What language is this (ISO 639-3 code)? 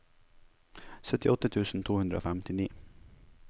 nor